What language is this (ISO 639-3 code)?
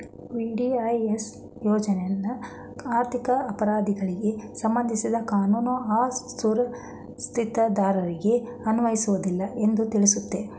kan